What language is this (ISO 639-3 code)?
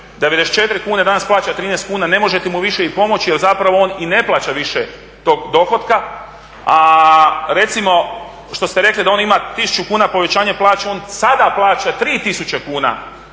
hrv